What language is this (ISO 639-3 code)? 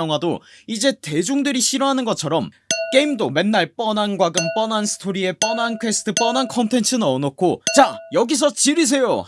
kor